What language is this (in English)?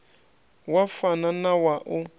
Venda